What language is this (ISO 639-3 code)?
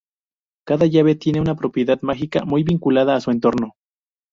spa